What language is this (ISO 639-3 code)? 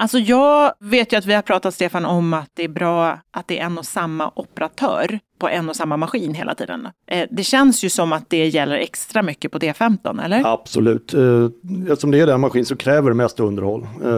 swe